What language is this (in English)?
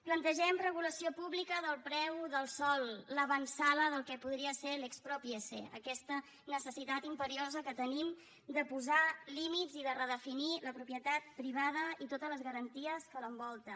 Catalan